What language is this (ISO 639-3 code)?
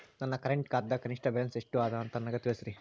kan